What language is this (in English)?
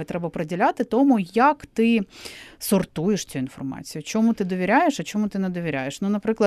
Ukrainian